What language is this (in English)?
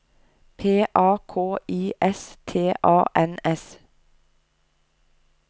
Norwegian